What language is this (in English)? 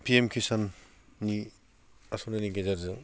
Bodo